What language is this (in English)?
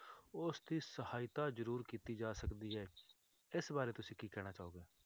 Punjabi